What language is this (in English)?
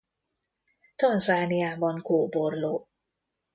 Hungarian